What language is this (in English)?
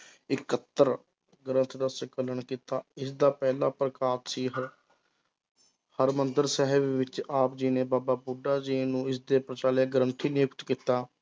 Punjabi